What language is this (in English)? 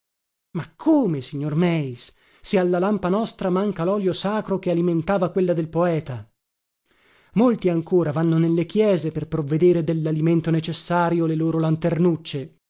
Italian